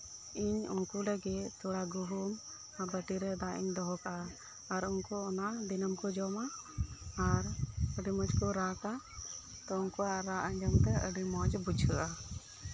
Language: Santali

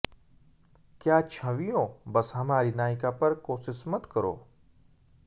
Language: Hindi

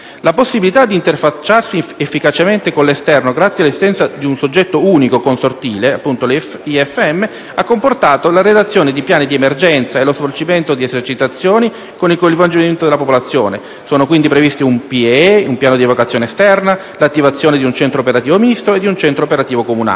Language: Italian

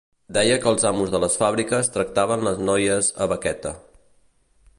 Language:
Catalan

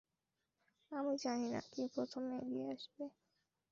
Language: Bangla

